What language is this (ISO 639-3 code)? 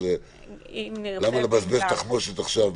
heb